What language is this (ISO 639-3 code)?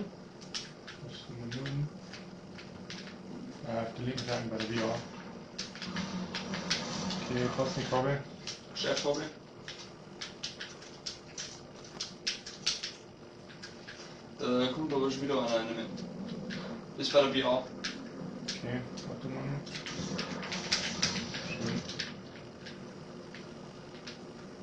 deu